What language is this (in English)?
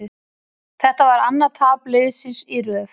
Icelandic